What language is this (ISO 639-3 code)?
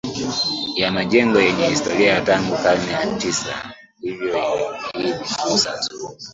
swa